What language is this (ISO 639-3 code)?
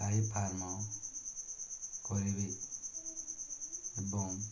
ori